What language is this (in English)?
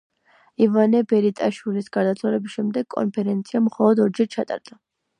Georgian